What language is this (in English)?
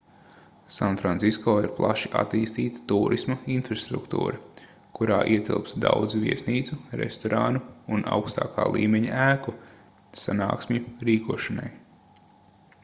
Latvian